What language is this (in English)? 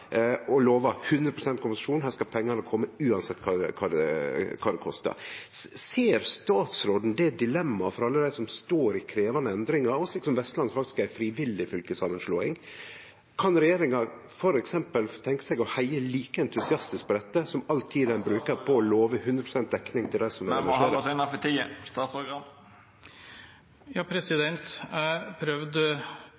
Norwegian Nynorsk